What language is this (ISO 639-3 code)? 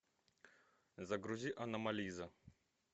rus